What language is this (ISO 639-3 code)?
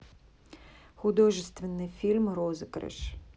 rus